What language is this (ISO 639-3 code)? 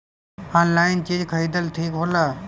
bho